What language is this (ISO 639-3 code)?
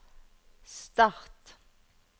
nor